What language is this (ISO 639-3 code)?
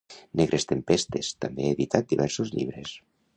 cat